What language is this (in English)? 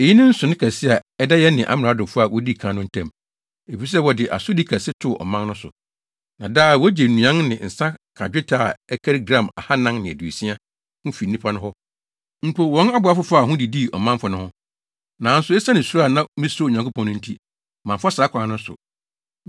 Akan